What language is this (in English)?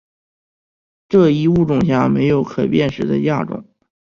Chinese